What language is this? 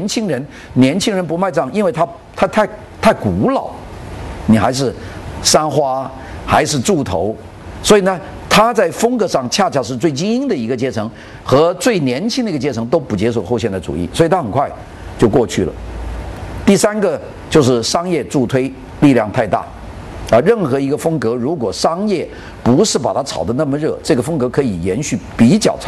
Chinese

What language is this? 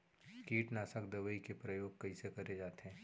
Chhattisgarhi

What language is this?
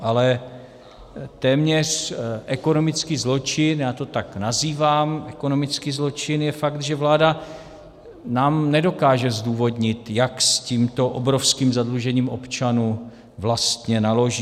Czech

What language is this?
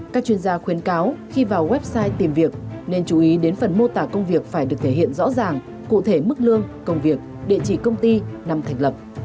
Vietnamese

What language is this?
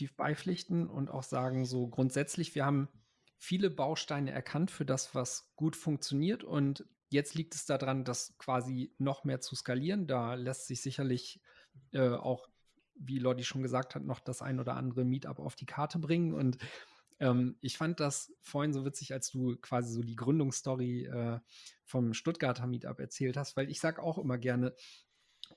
German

